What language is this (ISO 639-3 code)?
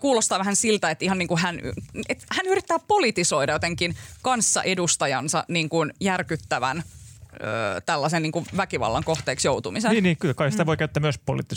fin